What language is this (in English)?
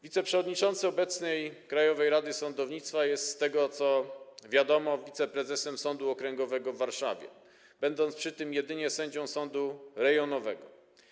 Polish